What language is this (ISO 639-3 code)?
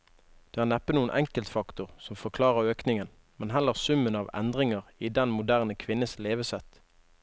nor